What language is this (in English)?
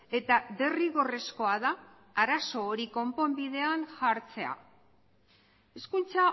Basque